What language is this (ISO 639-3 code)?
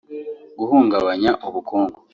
kin